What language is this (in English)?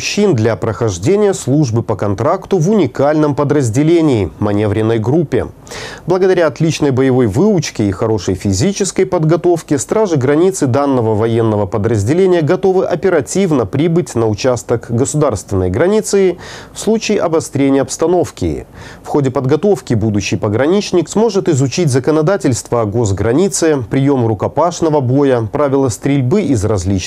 Russian